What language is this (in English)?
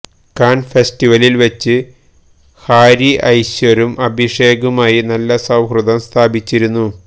Malayalam